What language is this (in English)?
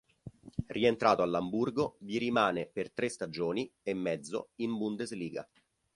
Italian